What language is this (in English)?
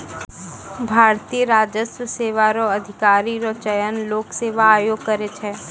Maithili